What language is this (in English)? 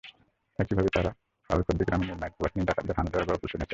Bangla